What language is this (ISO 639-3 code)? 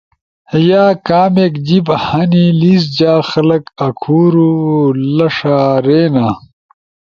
ush